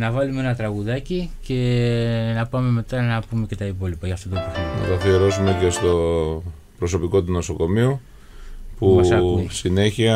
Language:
Greek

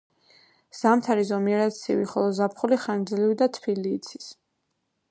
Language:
Georgian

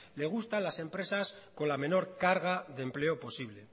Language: Spanish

